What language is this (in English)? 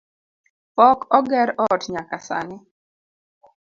Luo (Kenya and Tanzania)